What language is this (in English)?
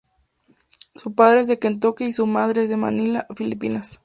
Spanish